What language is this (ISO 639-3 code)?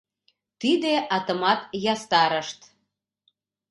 chm